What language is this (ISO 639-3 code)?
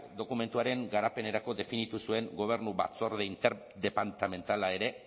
eus